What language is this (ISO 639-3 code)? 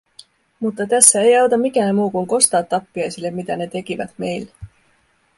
fin